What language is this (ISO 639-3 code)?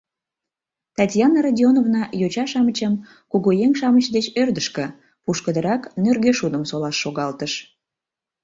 chm